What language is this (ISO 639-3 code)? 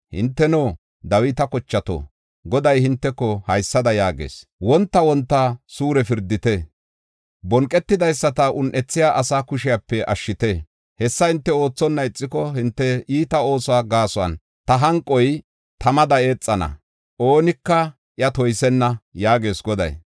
gof